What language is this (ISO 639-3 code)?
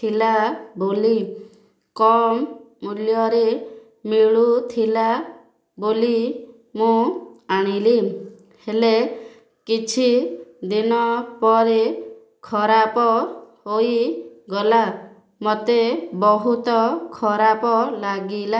ori